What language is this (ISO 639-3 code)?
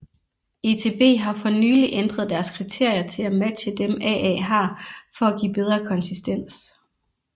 dan